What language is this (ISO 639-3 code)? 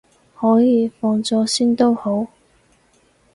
yue